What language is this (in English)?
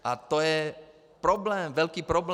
Czech